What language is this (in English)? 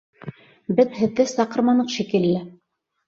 Bashkir